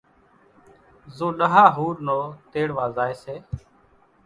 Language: Kachi Koli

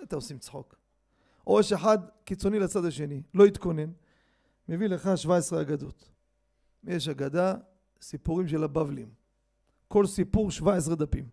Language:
Hebrew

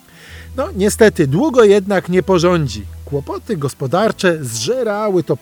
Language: Polish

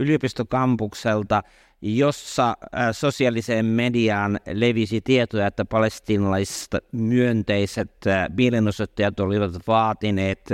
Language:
Finnish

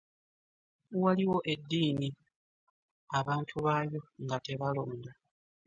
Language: Ganda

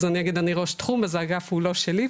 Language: Hebrew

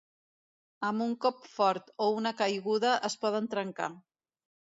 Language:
Catalan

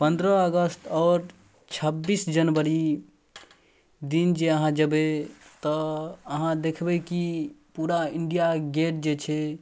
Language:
Maithili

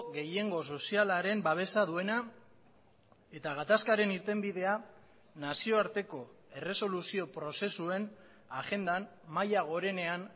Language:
Basque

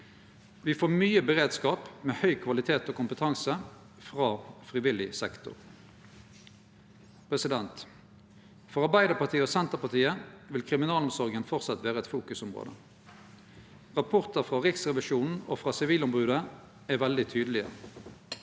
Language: Norwegian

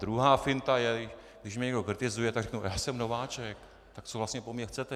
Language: Czech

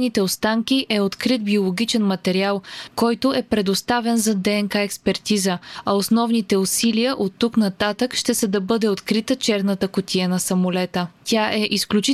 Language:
Bulgarian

